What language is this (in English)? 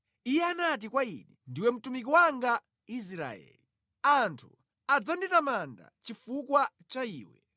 Nyanja